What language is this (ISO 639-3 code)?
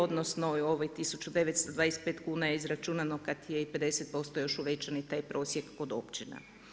hrv